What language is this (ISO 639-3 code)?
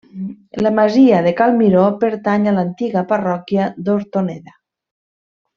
cat